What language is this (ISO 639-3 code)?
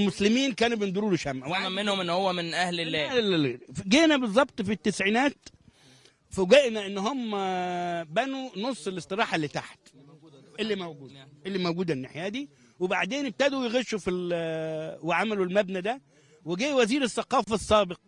ara